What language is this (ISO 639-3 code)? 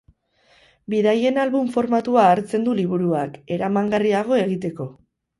eus